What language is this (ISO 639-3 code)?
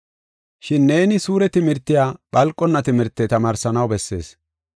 gof